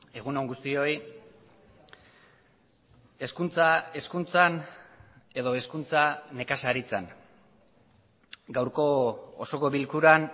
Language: Basque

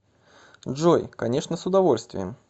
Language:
Russian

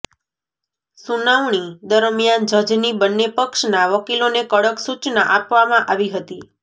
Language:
Gujarati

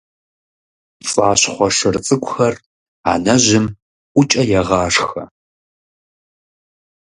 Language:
Kabardian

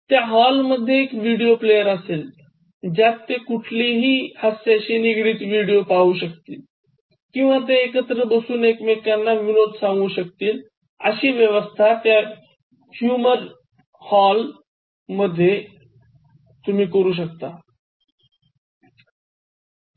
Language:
Marathi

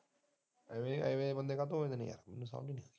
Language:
Punjabi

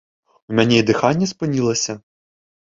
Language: Belarusian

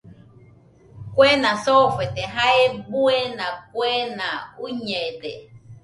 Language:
Nüpode Huitoto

